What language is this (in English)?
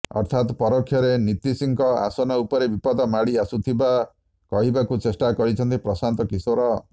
Odia